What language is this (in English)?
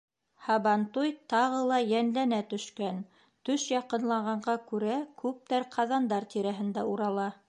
Bashkir